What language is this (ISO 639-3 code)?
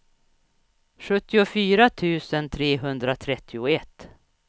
swe